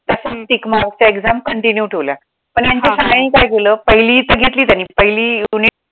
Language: Marathi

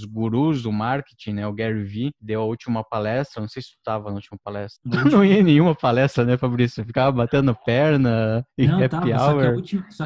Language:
Portuguese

